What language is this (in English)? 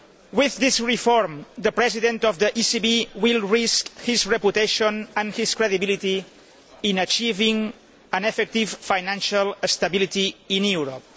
English